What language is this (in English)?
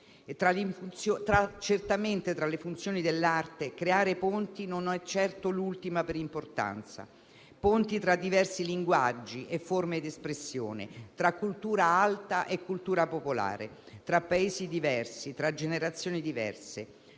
Italian